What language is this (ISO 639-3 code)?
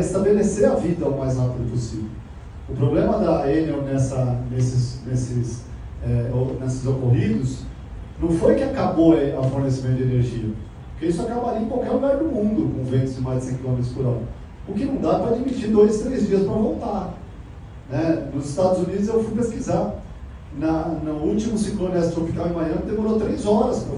por